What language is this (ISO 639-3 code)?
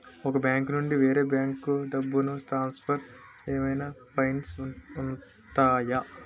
tel